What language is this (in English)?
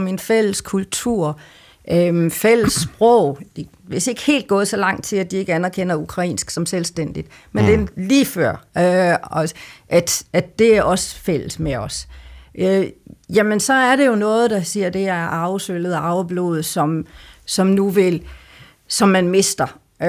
Danish